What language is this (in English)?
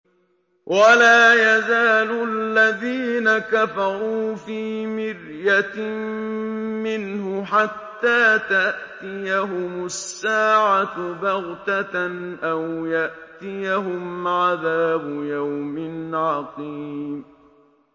Arabic